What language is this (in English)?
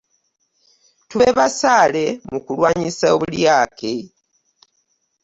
Ganda